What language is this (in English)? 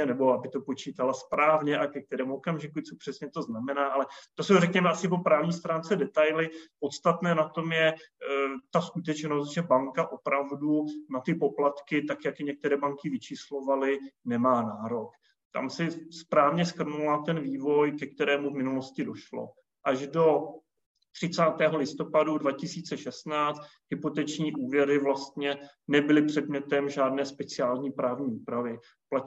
Czech